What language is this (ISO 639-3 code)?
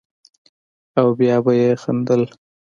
pus